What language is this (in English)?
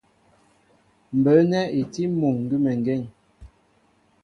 Mbo (Cameroon)